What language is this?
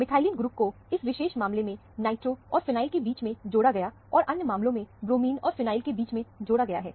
Hindi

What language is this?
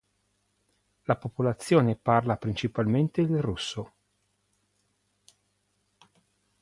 Italian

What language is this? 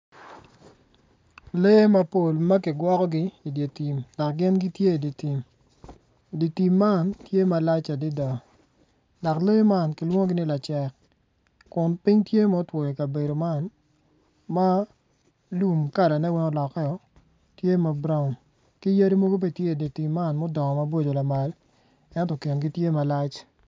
Acoli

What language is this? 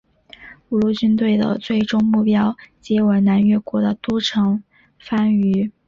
Chinese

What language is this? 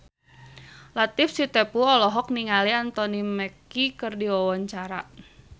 Sundanese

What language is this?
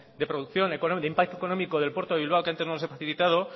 Spanish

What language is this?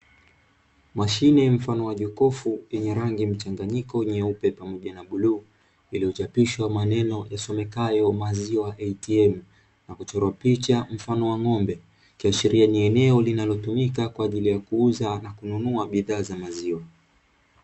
Swahili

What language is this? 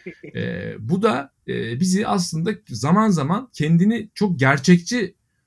Turkish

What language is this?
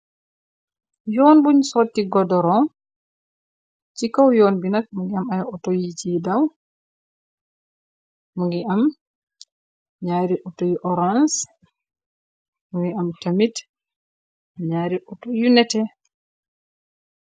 Wolof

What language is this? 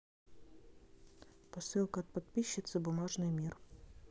Russian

